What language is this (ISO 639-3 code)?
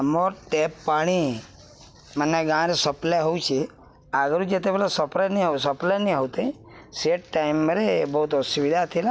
ori